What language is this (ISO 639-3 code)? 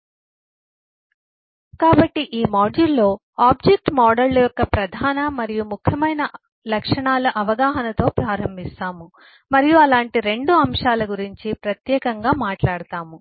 tel